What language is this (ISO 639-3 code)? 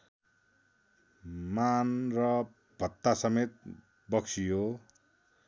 nep